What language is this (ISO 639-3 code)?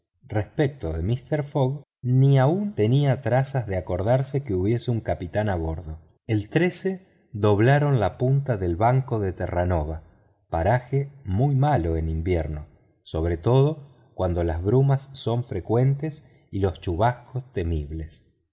spa